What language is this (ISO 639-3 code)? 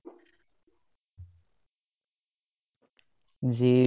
asm